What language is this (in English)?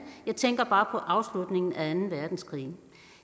Danish